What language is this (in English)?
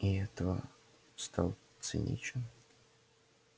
Russian